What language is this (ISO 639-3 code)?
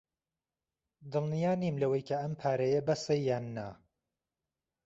ckb